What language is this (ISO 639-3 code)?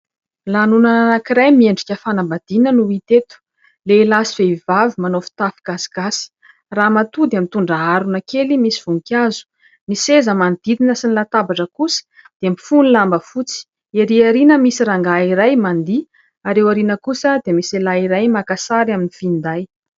mlg